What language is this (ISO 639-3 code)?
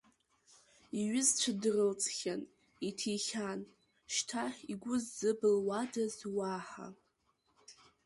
abk